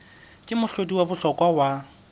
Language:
Southern Sotho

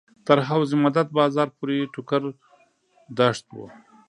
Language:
Pashto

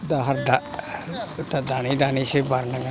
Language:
Bodo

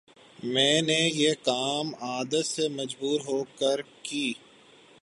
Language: Urdu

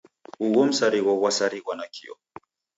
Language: Taita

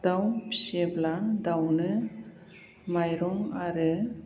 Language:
Bodo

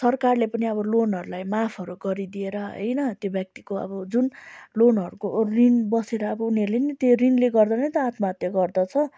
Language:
Nepali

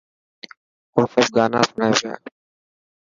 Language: Dhatki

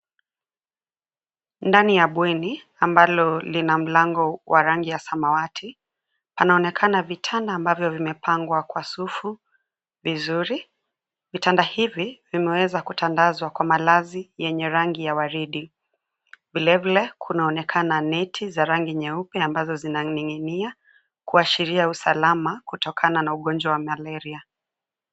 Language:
Swahili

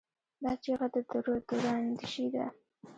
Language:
Pashto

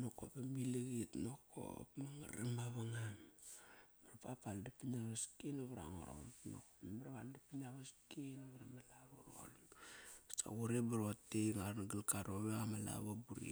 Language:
Kairak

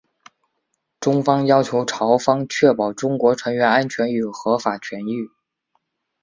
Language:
Chinese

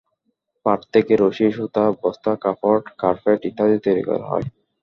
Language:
Bangla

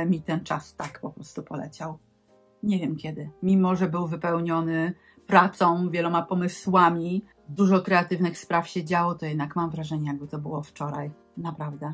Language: Polish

